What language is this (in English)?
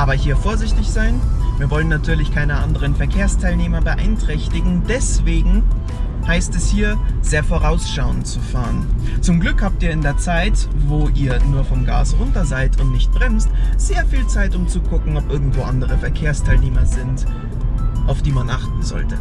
German